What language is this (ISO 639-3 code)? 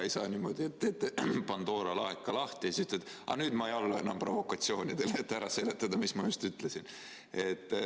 est